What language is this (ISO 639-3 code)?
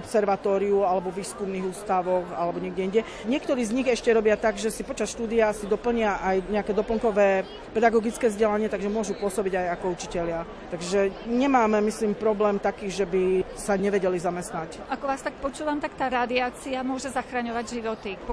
slk